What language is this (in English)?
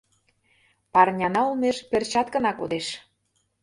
Mari